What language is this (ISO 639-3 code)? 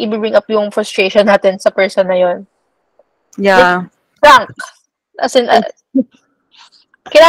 fil